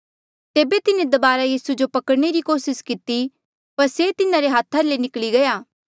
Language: Mandeali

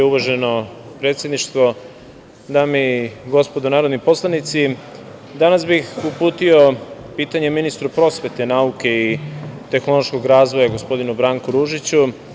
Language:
Serbian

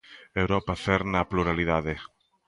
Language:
Galician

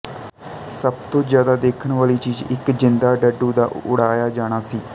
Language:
Punjabi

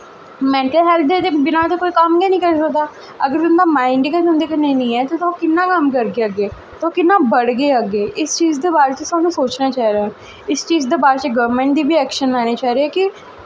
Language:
Dogri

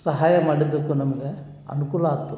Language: Kannada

